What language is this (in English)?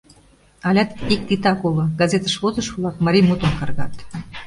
Mari